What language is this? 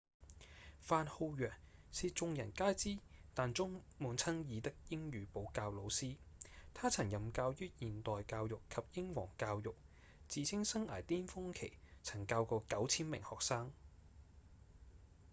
Cantonese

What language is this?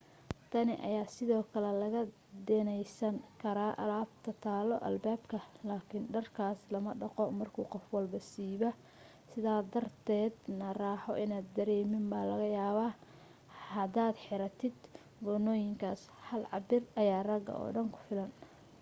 Somali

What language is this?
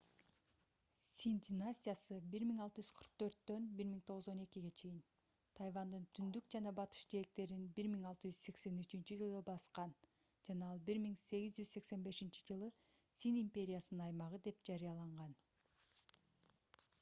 Kyrgyz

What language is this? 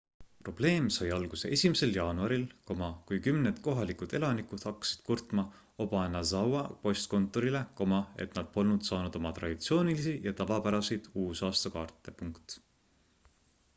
Estonian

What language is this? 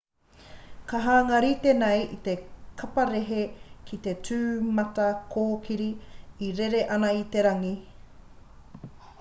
Māori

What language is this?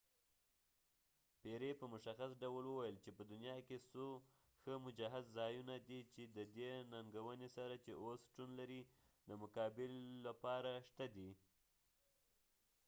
Pashto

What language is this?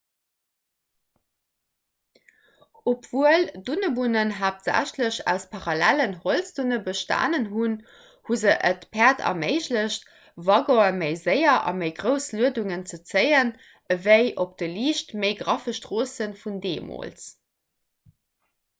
Luxembourgish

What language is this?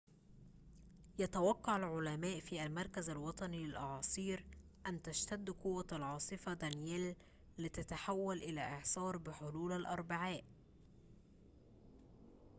Arabic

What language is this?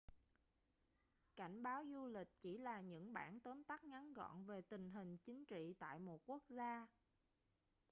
Vietnamese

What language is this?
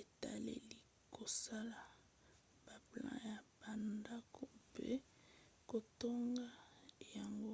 Lingala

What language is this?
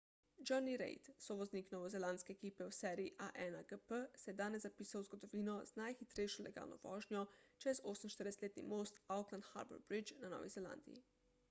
Slovenian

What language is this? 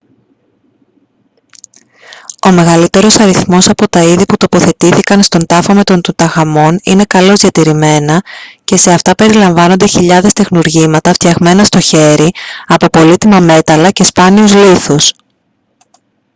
Greek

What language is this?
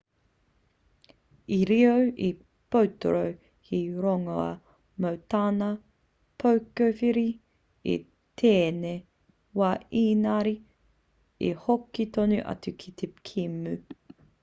Māori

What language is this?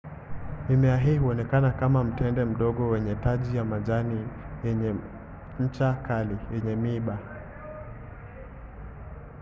Swahili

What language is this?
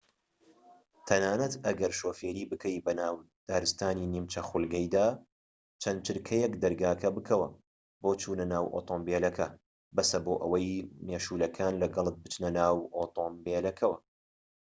Central Kurdish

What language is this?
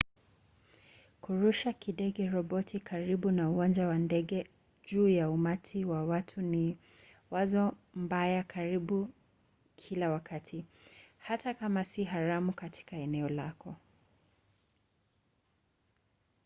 Swahili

